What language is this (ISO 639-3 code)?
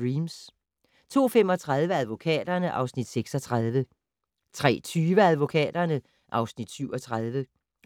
dan